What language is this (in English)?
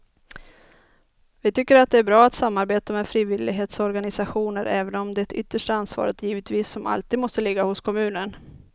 Swedish